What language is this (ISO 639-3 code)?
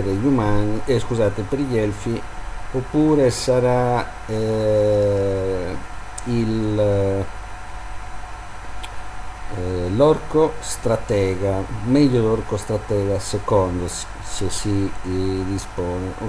ita